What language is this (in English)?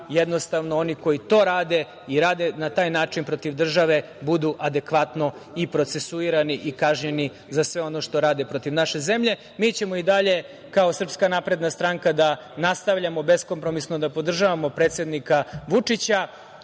Serbian